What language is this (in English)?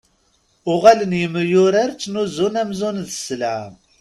Kabyle